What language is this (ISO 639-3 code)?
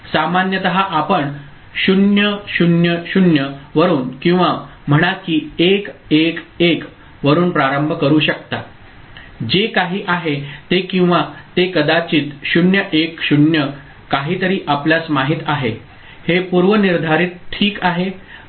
mar